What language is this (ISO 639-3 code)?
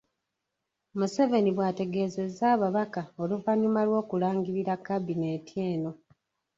lug